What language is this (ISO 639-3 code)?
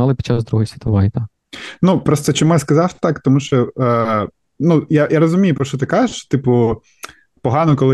ukr